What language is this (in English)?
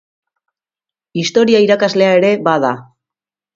Basque